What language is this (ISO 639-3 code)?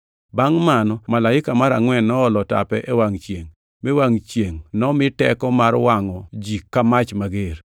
luo